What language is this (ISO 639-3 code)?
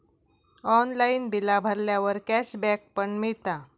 mar